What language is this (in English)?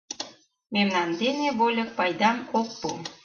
Mari